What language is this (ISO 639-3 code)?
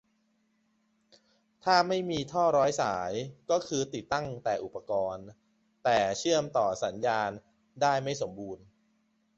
tha